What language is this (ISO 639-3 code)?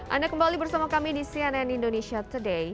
ind